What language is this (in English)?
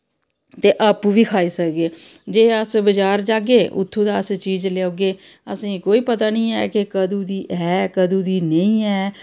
Dogri